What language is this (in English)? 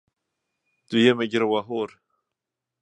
Swedish